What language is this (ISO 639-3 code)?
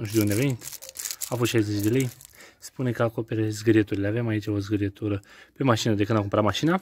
ron